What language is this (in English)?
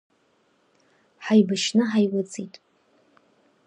Abkhazian